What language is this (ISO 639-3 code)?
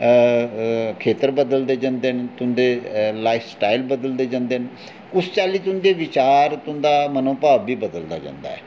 doi